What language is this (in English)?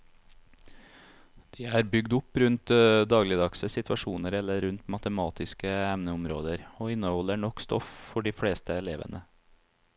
Norwegian